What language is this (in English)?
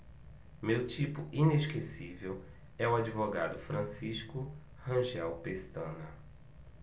Portuguese